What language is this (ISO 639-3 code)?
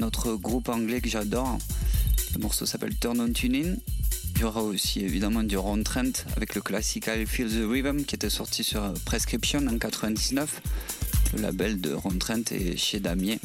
fra